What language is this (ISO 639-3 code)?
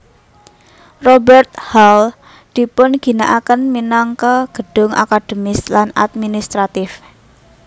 jav